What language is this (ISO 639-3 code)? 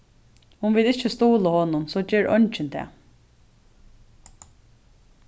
fao